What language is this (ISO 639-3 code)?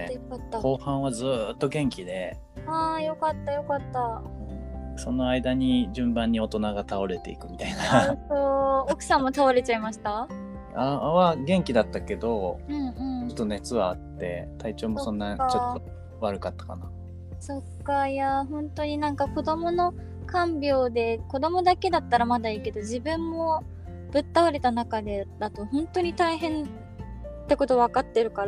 jpn